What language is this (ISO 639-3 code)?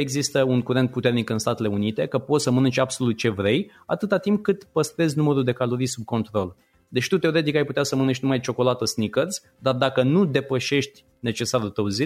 ron